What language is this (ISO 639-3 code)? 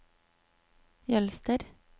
nor